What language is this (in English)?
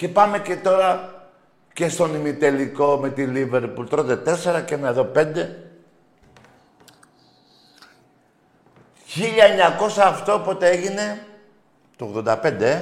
Greek